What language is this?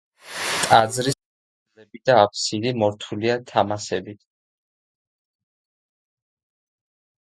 Georgian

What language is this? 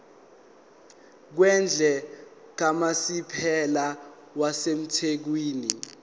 Zulu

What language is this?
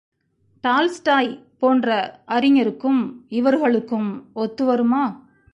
Tamil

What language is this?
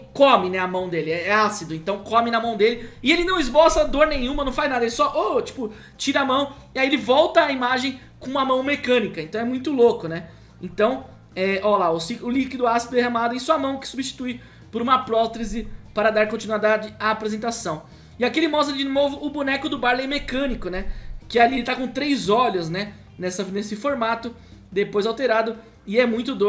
Portuguese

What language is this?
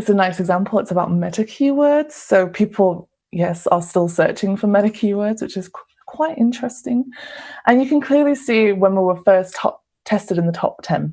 English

